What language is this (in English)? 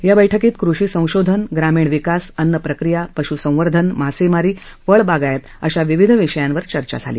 Marathi